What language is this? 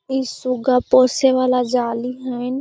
Magahi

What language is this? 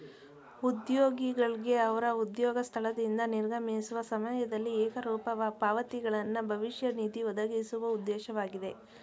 Kannada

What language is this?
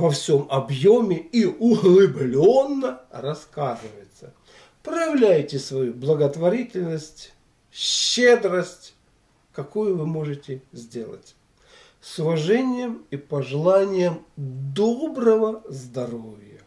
Russian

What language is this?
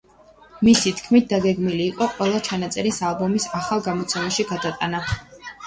Georgian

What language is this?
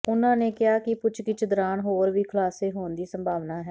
Punjabi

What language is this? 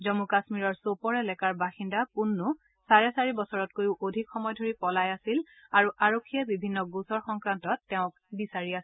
Assamese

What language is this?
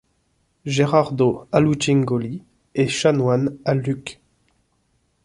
French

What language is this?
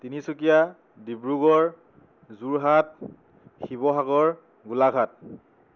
Assamese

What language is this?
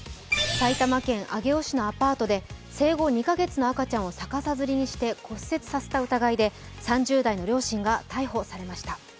Japanese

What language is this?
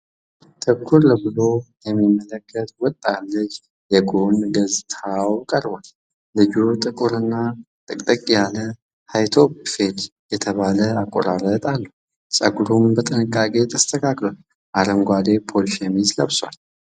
Amharic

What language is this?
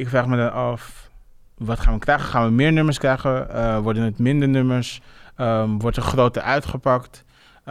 Dutch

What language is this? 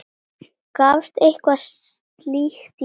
Icelandic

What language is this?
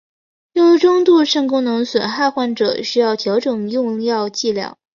Chinese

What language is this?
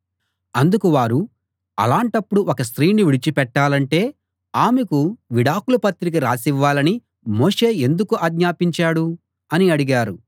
Telugu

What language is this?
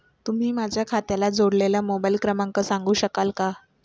Marathi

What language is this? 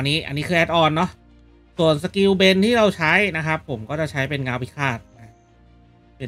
Thai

